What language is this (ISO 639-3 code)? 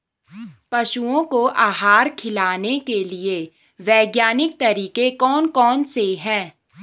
hin